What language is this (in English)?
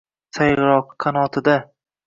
Uzbek